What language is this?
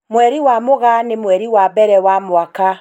Kikuyu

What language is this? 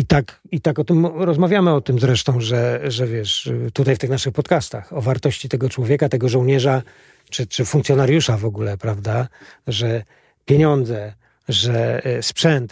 Polish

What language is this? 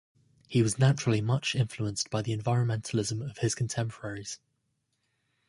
English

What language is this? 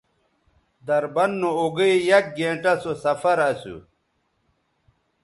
Bateri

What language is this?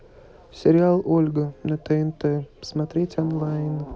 Russian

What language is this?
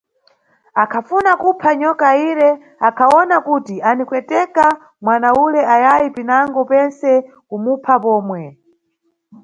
Nyungwe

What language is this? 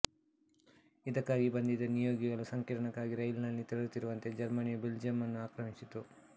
Kannada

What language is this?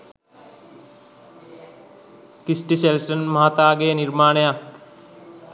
Sinhala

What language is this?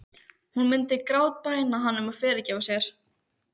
Icelandic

